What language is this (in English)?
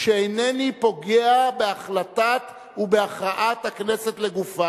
Hebrew